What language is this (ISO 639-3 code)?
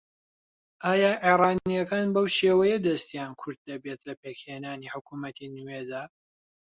ckb